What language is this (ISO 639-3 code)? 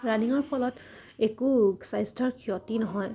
asm